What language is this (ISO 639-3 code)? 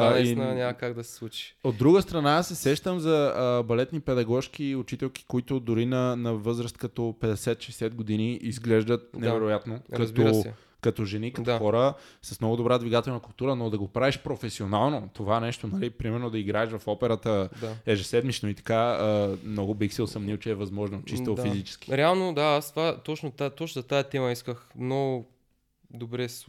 bul